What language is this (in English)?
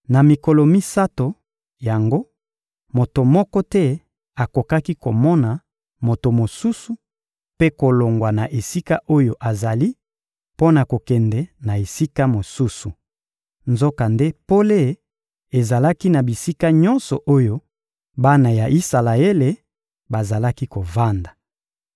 Lingala